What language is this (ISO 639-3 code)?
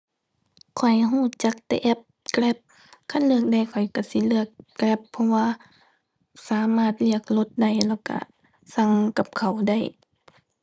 tha